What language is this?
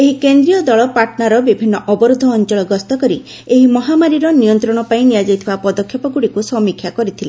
Odia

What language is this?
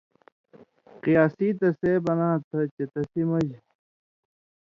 Indus Kohistani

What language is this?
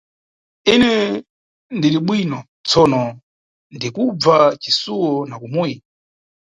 Nyungwe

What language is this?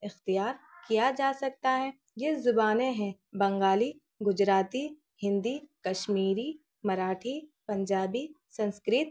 Urdu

